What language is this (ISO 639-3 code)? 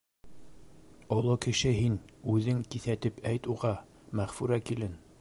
bak